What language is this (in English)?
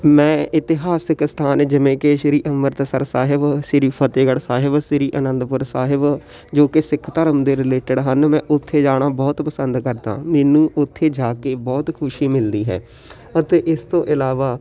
Punjabi